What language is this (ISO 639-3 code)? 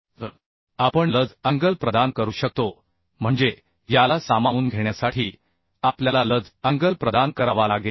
mar